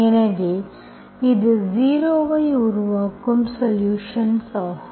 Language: Tamil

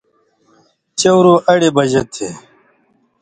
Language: Indus Kohistani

